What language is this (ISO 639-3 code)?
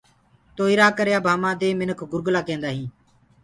ggg